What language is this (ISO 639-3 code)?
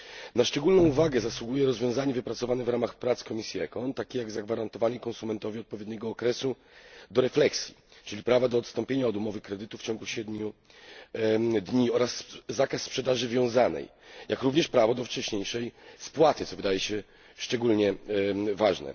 pol